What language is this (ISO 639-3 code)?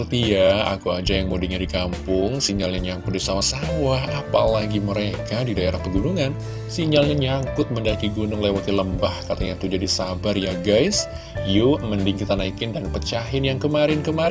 ind